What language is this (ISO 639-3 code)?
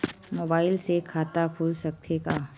hne